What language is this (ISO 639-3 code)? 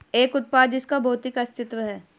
hin